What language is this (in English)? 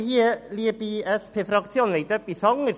Swiss German